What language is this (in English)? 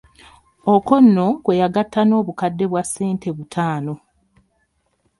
Ganda